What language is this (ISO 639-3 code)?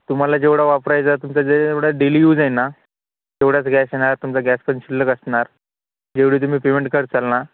mar